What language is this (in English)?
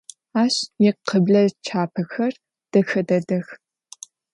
Adyghe